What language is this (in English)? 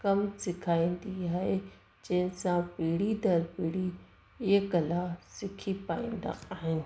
Sindhi